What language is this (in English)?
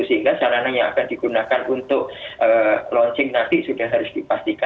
Indonesian